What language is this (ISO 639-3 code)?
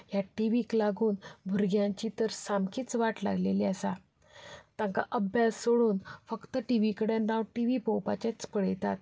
kok